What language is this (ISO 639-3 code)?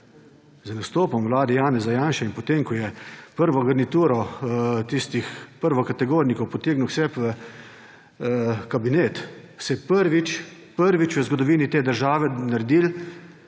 slv